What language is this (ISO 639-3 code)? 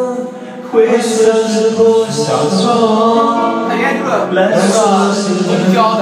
zho